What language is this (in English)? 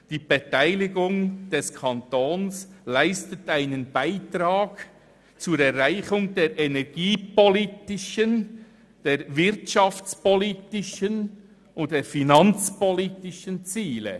Swiss German